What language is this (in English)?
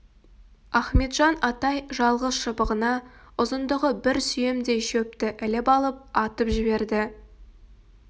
Kazakh